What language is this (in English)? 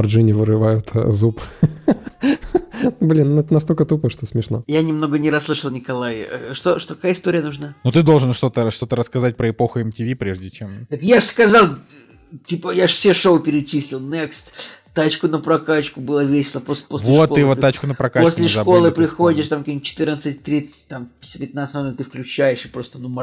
Russian